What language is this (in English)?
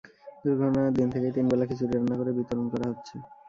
Bangla